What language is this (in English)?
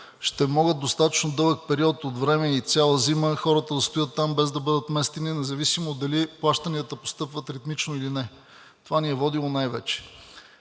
Bulgarian